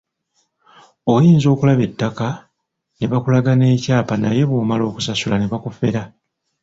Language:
Ganda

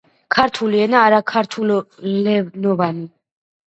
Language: Georgian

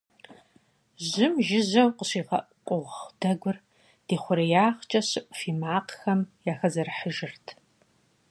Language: Kabardian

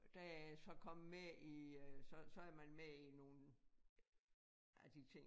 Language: Danish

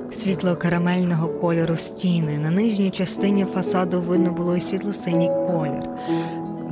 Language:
Ukrainian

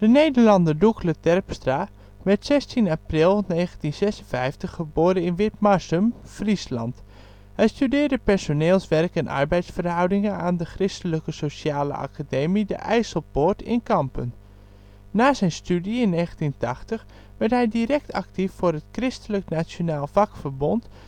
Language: Dutch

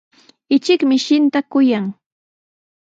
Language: Sihuas Ancash Quechua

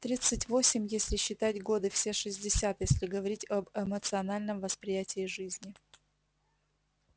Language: Russian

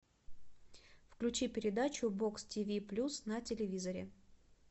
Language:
Russian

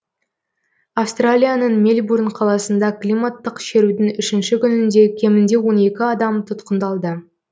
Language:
Kazakh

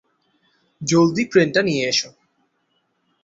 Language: Bangla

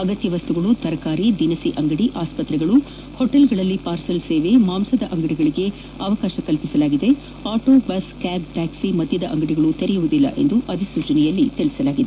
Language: Kannada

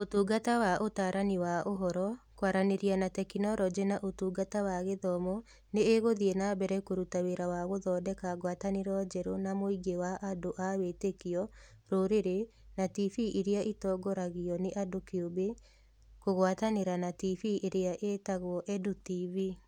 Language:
Kikuyu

